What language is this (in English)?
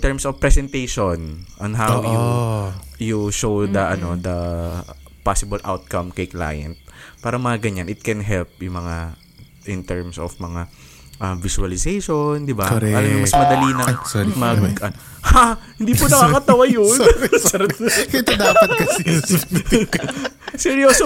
Filipino